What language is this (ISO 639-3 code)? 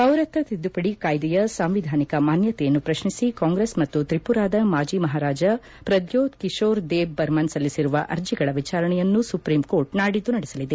kan